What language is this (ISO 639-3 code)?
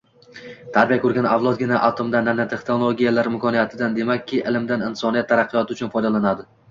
uzb